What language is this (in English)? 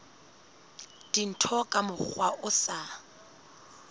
Southern Sotho